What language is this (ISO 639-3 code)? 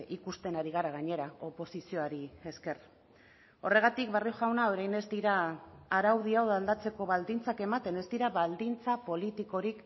eus